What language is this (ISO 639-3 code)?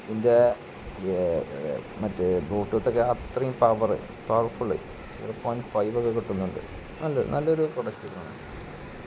mal